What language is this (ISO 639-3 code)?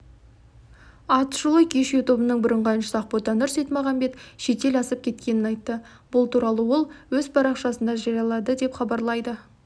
kaz